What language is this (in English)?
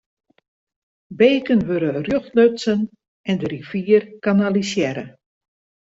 Western Frisian